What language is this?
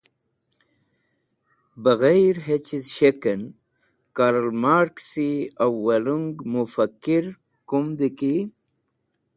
Wakhi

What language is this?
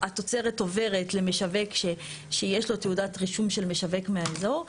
Hebrew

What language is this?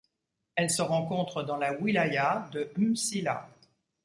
French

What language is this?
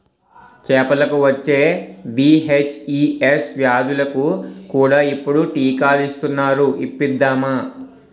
Telugu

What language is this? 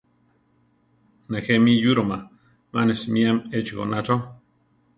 Central Tarahumara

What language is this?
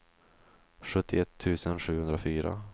Swedish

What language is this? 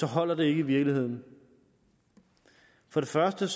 Danish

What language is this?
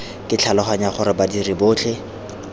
Tswana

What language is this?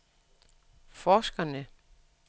Danish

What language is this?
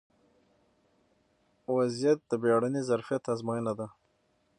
Pashto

